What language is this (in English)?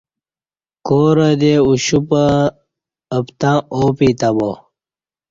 Kati